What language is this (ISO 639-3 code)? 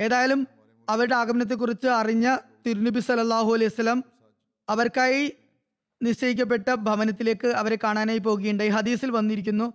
mal